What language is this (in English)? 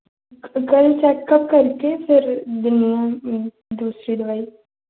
Dogri